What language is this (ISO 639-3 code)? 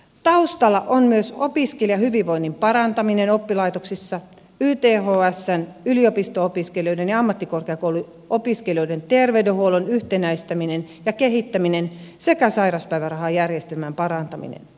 fin